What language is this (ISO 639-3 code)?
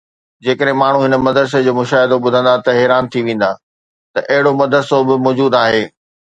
snd